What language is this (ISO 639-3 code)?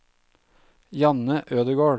nor